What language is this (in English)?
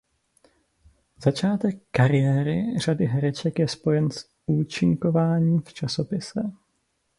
Czech